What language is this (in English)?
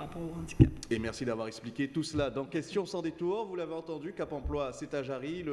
French